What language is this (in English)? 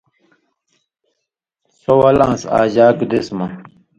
Indus Kohistani